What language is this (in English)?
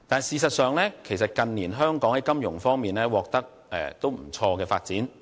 Cantonese